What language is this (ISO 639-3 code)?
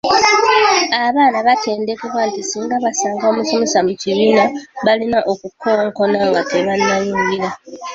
lug